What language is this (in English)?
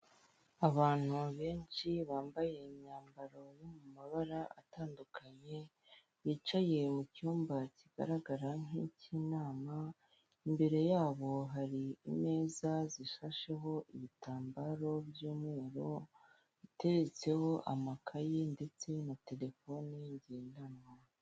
Kinyarwanda